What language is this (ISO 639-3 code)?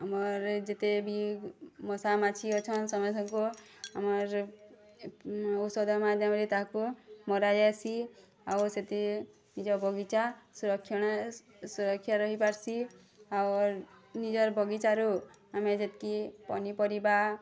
ori